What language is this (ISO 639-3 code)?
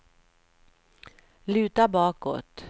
swe